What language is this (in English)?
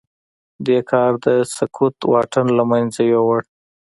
Pashto